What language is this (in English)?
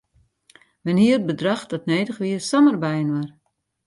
Western Frisian